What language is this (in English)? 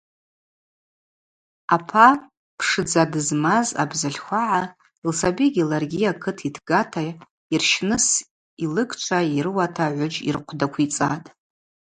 Abaza